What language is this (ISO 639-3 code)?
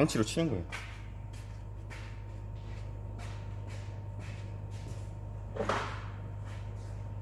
kor